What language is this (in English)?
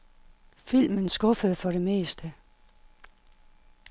Danish